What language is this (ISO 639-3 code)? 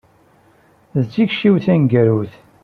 kab